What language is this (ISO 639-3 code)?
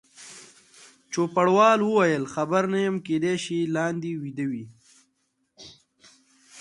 pus